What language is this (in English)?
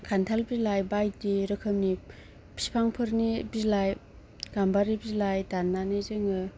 Bodo